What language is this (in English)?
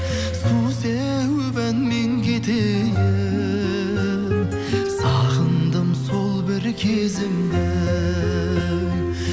Kazakh